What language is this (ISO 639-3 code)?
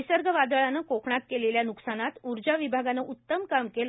mar